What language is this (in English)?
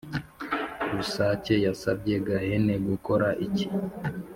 Kinyarwanda